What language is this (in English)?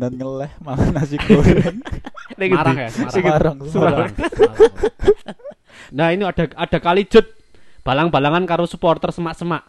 Indonesian